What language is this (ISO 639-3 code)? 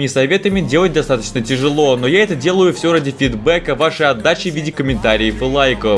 rus